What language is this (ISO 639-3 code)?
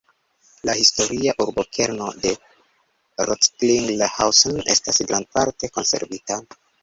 epo